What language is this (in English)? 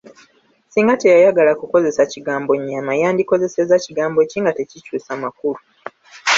Ganda